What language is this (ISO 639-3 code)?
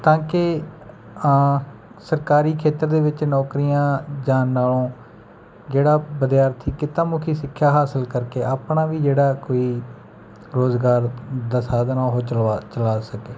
pan